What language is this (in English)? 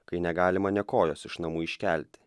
Lithuanian